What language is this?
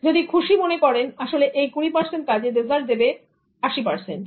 Bangla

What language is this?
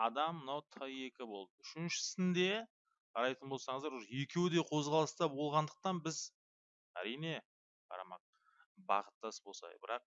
Turkish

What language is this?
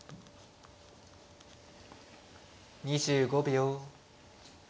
Japanese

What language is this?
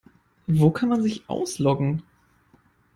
German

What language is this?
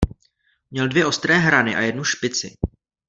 Czech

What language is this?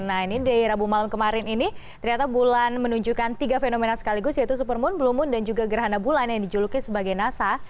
Indonesian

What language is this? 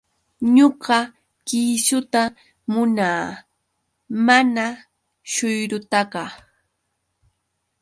Yauyos Quechua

